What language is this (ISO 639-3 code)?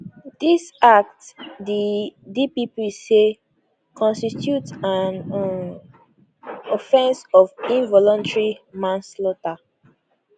pcm